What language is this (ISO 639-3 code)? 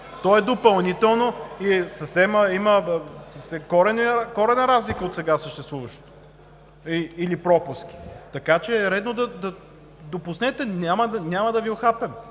bul